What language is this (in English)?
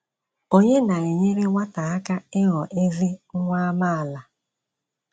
Igbo